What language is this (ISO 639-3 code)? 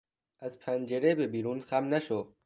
fas